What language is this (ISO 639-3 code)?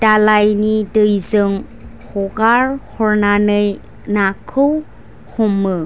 brx